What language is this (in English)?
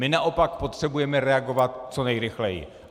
Czech